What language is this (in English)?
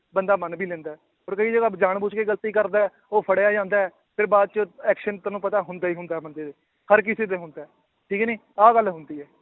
Punjabi